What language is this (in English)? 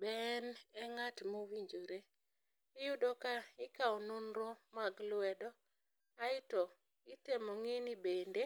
Luo (Kenya and Tanzania)